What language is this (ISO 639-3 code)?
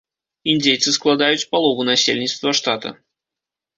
bel